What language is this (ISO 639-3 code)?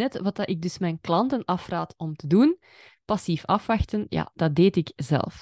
nld